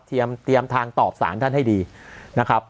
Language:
Thai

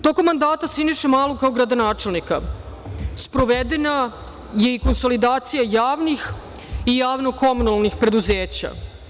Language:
Serbian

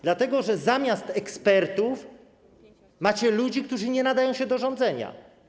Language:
Polish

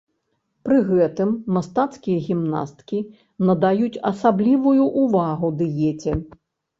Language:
Belarusian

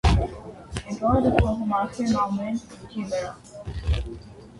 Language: Armenian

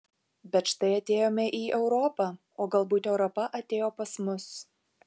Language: Lithuanian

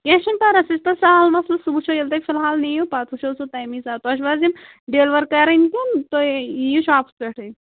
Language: Kashmiri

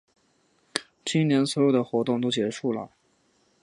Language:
Chinese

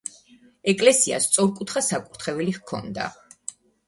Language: Georgian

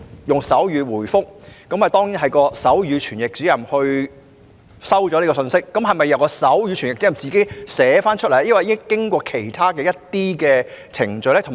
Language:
Cantonese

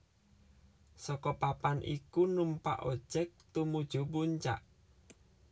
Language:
Javanese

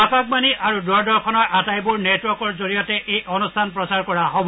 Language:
Assamese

